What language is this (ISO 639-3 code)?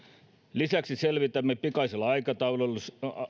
fin